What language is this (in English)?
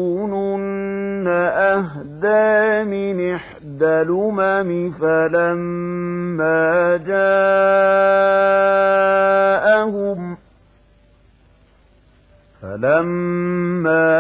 Arabic